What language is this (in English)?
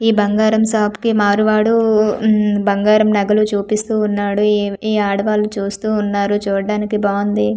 Telugu